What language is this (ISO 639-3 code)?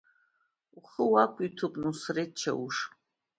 abk